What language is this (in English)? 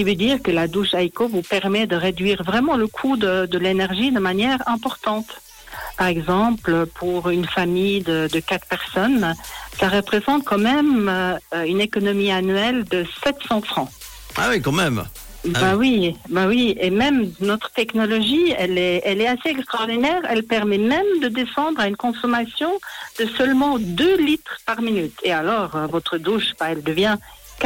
French